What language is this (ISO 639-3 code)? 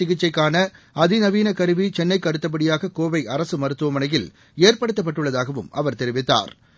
tam